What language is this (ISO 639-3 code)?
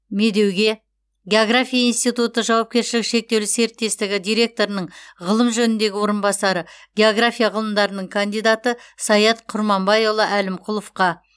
kaz